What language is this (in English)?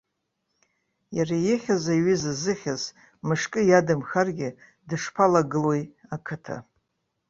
Abkhazian